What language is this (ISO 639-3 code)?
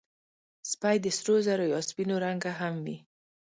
pus